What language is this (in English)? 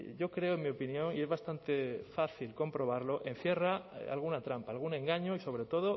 Spanish